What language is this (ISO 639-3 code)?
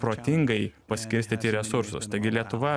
lit